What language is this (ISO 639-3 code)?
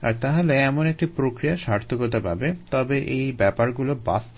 ben